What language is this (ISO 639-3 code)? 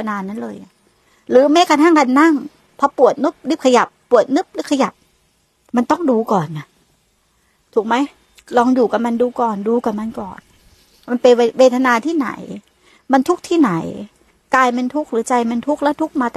tha